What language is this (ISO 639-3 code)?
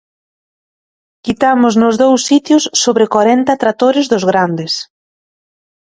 glg